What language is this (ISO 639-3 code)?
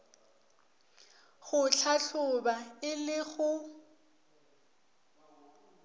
nso